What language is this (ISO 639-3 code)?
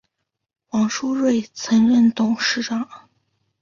zho